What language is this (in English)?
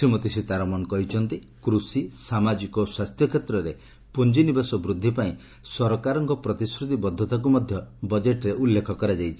Odia